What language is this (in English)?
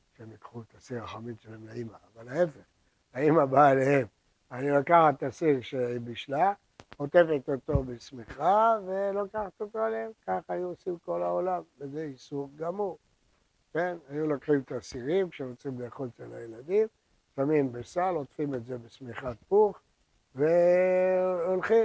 Hebrew